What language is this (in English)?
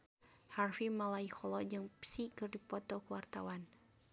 Sundanese